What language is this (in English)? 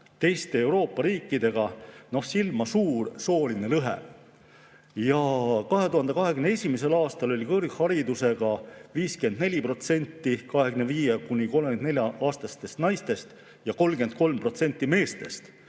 Estonian